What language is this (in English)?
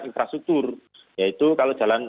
Indonesian